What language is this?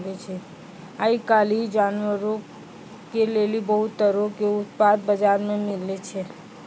Maithili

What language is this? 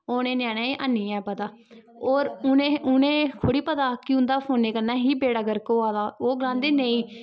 Dogri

